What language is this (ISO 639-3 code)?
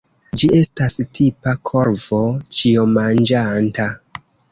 epo